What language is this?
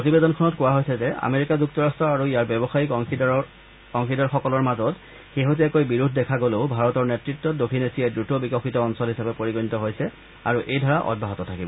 Assamese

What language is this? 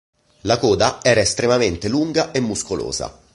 Italian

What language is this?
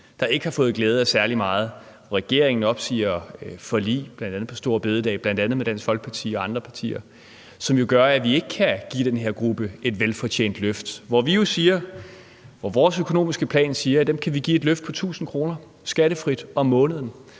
Danish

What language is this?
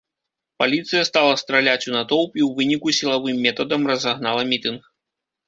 Belarusian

